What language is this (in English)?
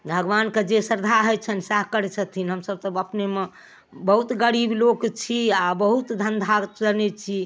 Maithili